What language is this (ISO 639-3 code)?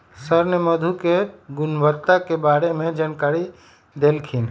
mag